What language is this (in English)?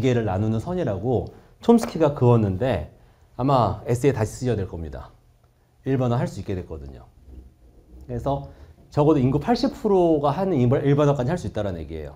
Korean